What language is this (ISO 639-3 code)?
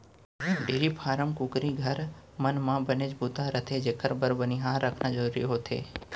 hne